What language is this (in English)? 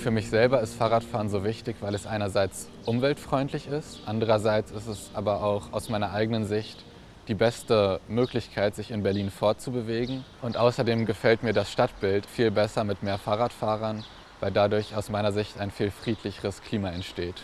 German